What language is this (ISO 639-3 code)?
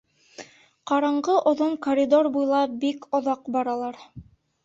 bak